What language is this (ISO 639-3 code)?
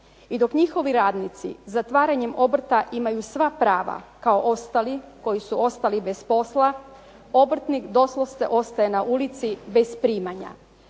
hrv